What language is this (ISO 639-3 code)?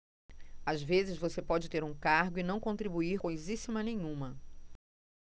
por